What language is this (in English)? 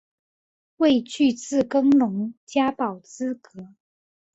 Chinese